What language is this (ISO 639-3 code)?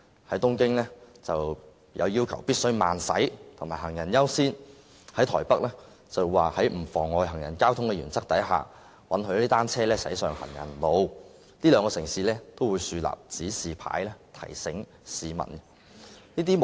yue